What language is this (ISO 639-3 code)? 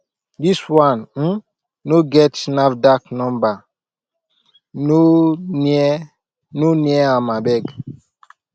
pcm